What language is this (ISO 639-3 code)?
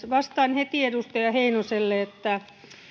fin